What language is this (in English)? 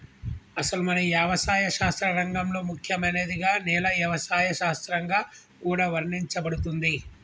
Telugu